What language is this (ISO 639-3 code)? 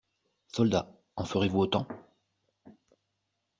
fra